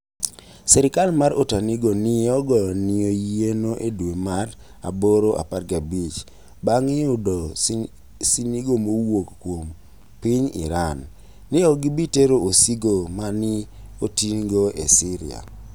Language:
Luo (Kenya and Tanzania)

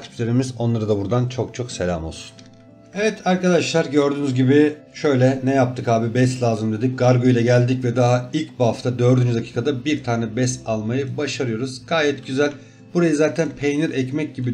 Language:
Turkish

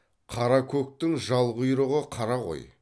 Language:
Kazakh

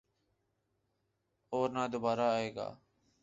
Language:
Urdu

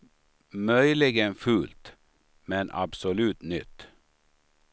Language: Swedish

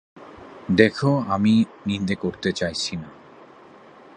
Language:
Bangla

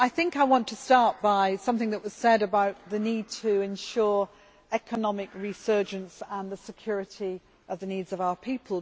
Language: English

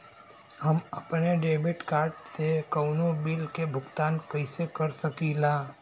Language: Bhojpuri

